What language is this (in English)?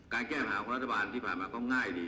Thai